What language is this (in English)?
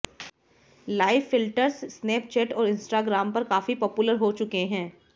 Hindi